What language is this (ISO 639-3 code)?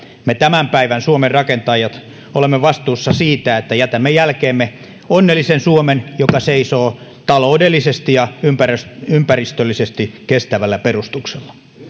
fin